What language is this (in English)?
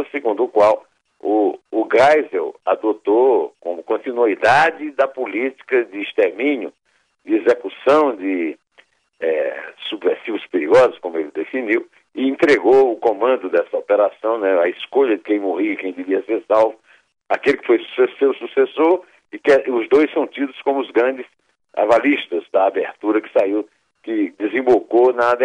Portuguese